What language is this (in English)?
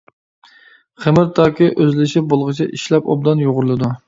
Uyghur